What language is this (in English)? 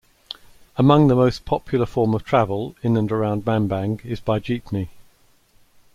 English